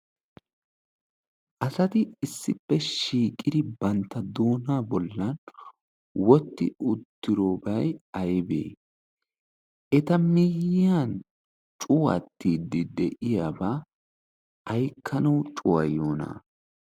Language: Wolaytta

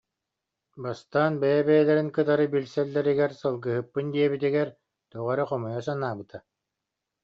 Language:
Yakut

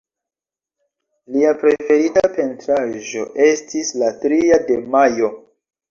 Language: Esperanto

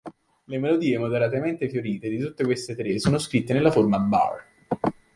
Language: Italian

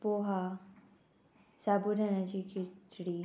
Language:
Konkani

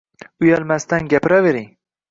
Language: Uzbek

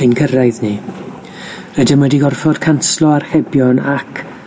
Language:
Welsh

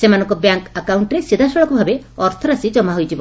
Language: Odia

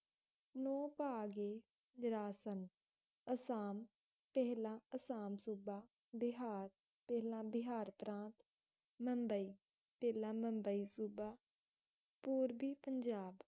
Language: Punjabi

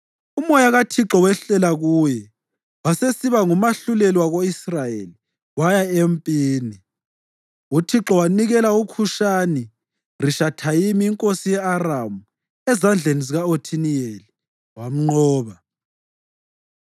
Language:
North Ndebele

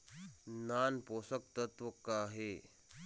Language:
Chhattisgarhi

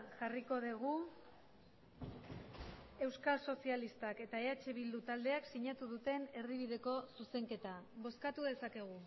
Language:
Basque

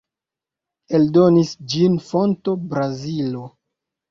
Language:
Esperanto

